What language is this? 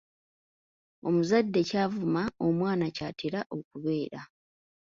Ganda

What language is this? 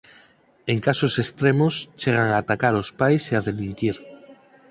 Galician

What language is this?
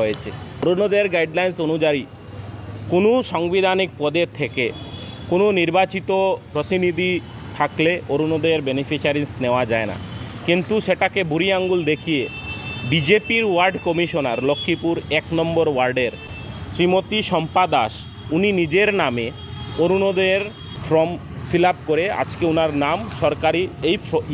Turkish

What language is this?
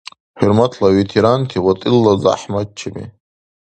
Dargwa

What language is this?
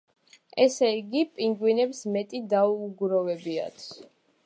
Georgian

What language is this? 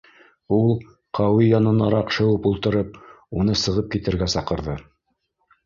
Bashkir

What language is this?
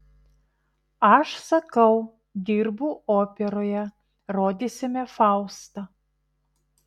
Lithuanian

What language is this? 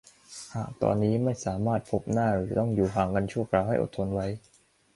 Thai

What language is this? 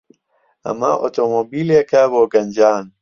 Central Kurdish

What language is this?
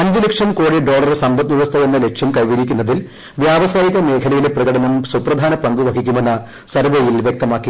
Malayalam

